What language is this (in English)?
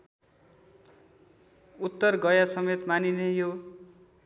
Nepali